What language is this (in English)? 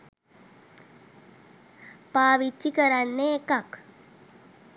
Sinhala